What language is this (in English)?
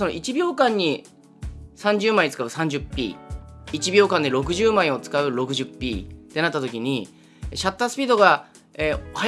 Japanese